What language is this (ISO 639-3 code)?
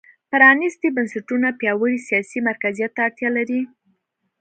pus